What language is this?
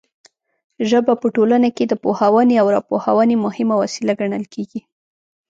Pashto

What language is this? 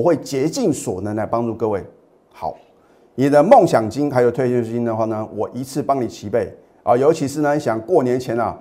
Chinese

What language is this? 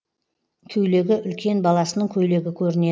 Kazakh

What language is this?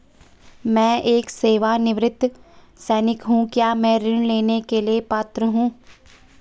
Hindi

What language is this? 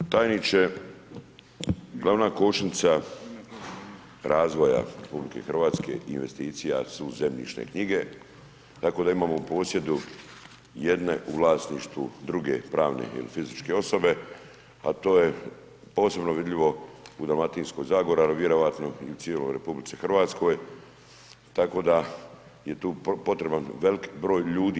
Croatian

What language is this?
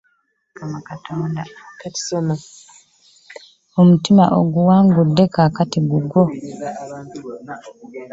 Ganda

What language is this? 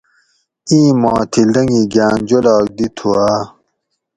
Gawri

